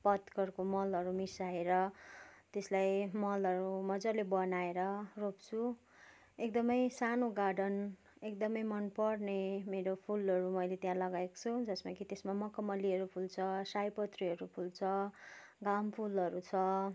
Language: Nepali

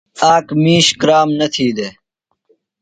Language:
Phalura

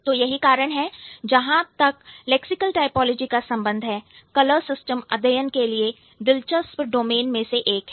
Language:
Hindi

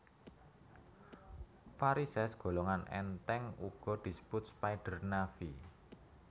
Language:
Javanese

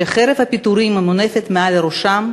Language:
Hebrew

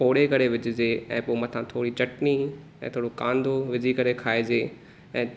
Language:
Sindhi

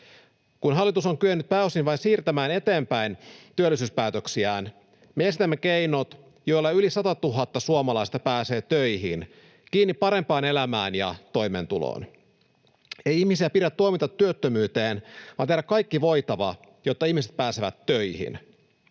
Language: Finnish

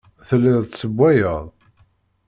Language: Kabyle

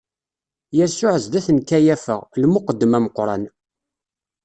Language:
Kabyle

